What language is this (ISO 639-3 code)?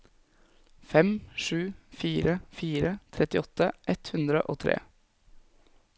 nor